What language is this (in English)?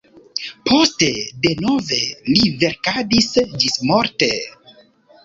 Esperanto